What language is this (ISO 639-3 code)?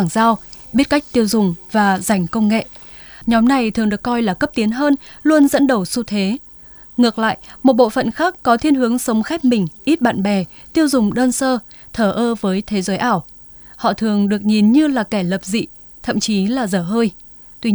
vie